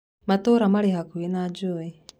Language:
Kikuyu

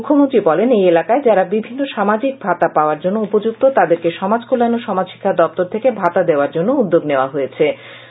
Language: Bangla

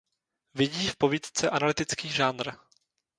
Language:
Czech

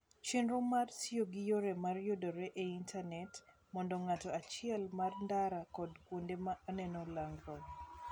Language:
Luo (Kenya and Tanzania)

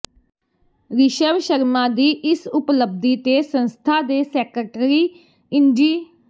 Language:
Punjabi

